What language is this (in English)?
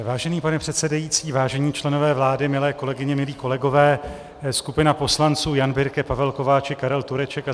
Czech